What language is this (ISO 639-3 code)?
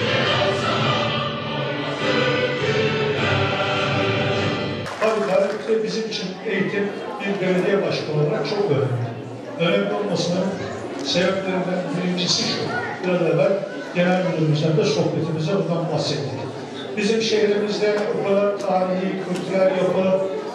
tur